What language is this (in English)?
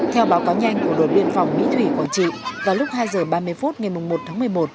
Vietnamese